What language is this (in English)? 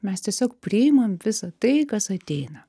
Lithuanian